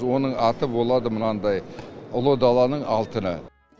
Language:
Kazakh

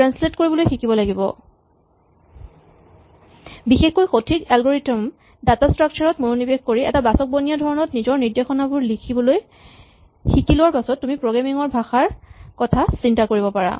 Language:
Assamese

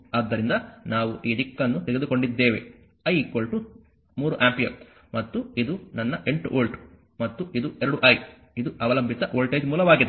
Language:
Kannada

